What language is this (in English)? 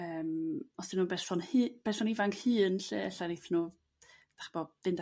Welsh